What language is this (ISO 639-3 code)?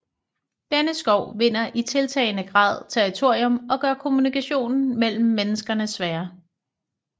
dan